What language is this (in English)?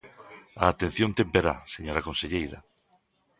Galician